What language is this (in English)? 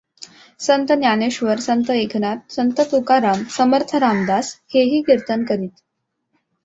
Marathi